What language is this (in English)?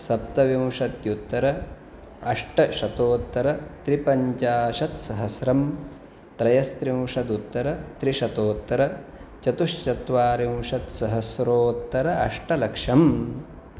Sanskrit